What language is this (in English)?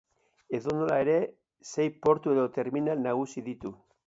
Basque